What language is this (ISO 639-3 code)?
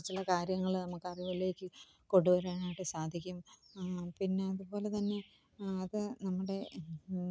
mal